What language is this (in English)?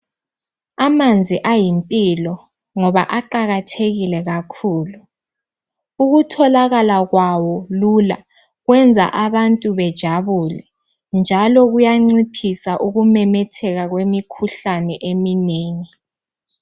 North Ndebele